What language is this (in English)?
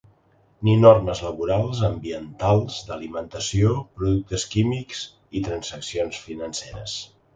Catalan